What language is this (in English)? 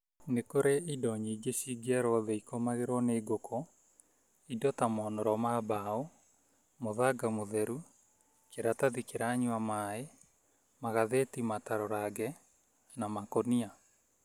Kikuyu